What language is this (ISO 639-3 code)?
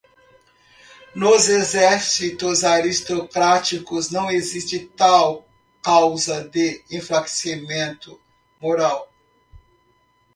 por